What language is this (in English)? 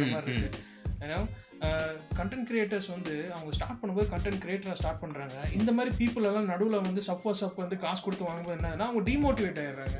Tamil